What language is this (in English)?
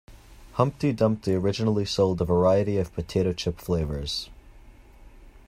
English